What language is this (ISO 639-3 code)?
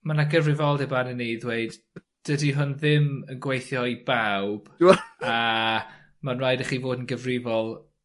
cym